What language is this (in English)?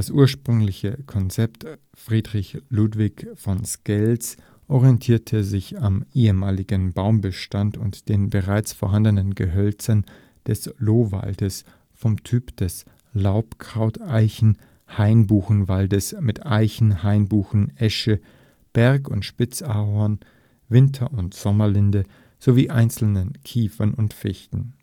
German